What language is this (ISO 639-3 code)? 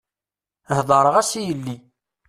kab